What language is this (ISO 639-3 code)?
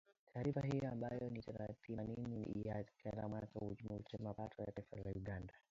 swa